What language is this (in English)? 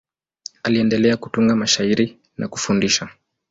Swahili